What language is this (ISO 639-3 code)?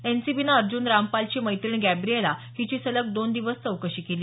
mar